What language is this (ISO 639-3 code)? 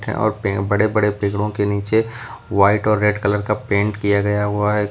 hin